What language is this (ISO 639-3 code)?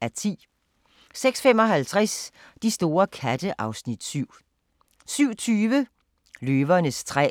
dan